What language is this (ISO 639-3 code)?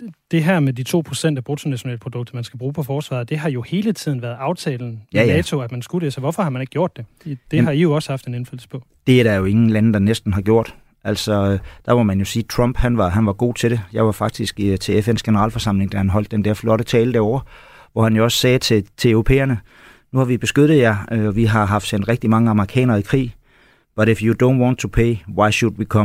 dan